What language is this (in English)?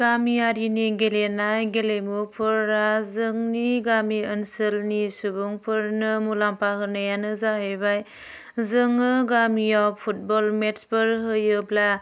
Bodo